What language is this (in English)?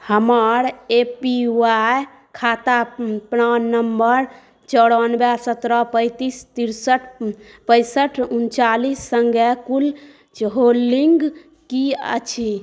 Maithili